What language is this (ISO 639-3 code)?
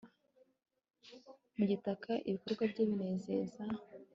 kin